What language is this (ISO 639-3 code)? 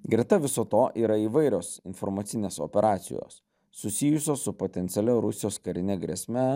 lit